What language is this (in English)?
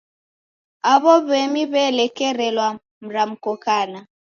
Taita